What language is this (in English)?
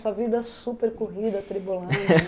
Portuguese